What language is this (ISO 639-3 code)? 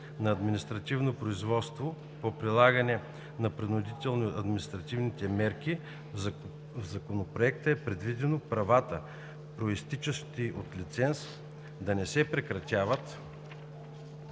bul